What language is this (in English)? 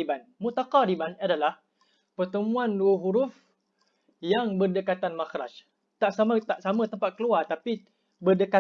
Malay